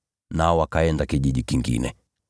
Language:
Swahili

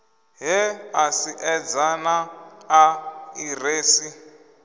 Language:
Venda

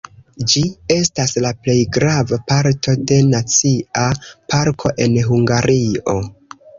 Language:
Esperanto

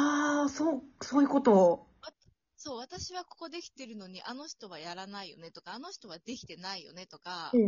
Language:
Japanese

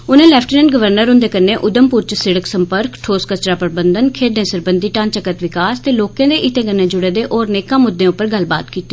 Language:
Dogri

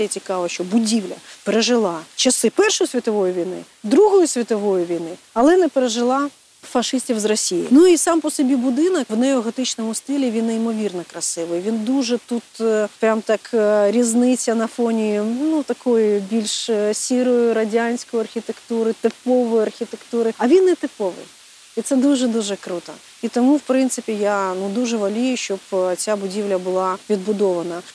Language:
Ukrainian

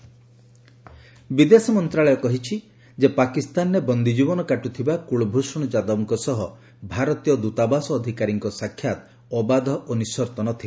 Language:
Odia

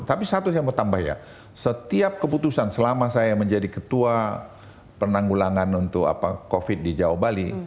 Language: Indonesian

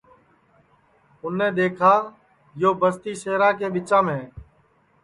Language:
Sansi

